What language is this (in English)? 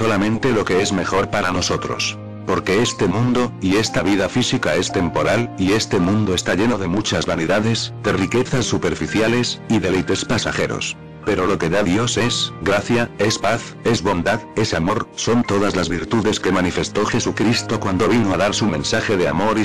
Spanish